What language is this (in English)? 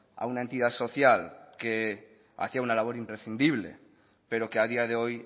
Spanish